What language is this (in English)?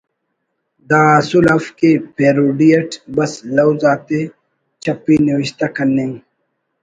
Brahui